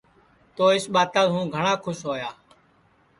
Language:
Sansi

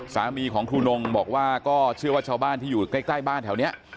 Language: Thai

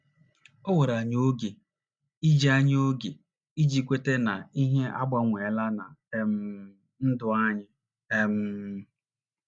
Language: Igbo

